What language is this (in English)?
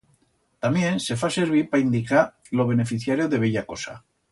Aragonese